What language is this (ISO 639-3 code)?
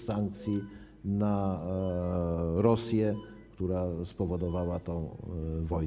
pol